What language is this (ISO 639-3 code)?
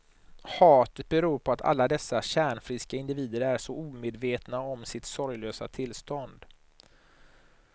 swe